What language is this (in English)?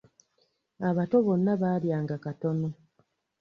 Ganda